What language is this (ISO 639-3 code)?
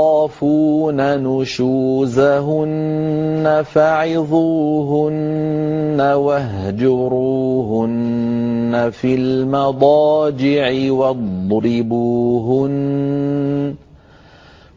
ara